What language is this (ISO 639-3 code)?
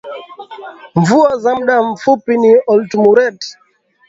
swa